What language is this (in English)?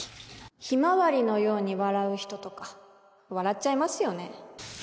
Japanese